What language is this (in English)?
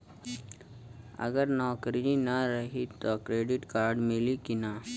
Bhojpuri